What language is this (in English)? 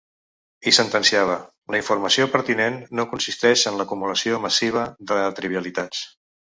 Catalan